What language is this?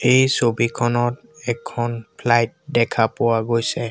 Assamese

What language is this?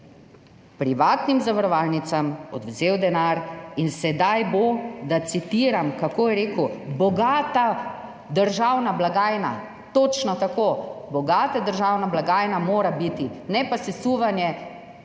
Slovenian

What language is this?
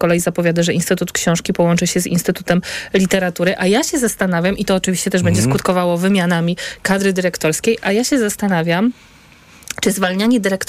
Polish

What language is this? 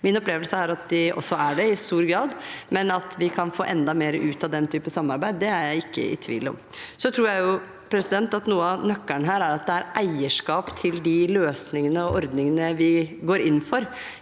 Norwegian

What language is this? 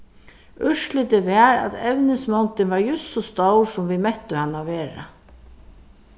Faroese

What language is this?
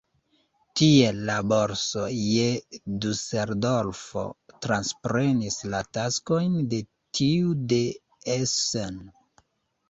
Esperanto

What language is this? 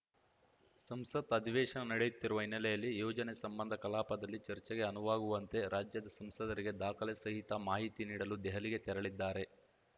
Kannada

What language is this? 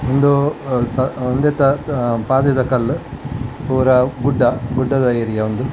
Tulu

